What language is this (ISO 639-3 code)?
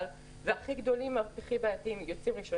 heb